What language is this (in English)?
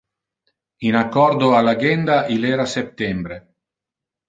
Interlingua